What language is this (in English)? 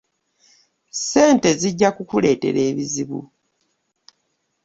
Ganda